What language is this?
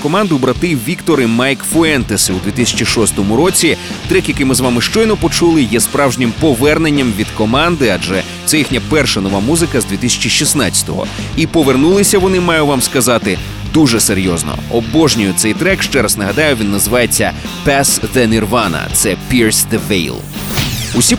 Ukrainian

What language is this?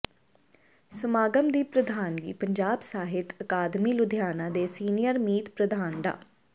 Punjabi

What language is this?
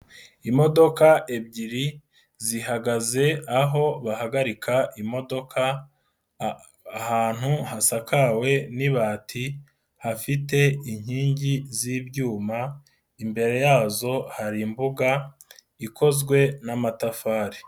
Kinyarwanda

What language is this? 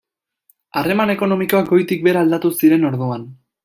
Basque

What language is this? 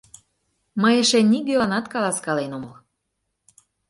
Mari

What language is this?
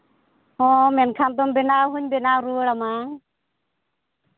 Santali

